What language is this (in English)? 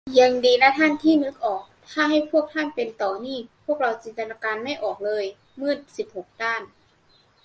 Thai